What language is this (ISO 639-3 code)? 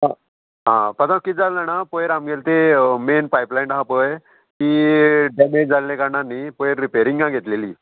kok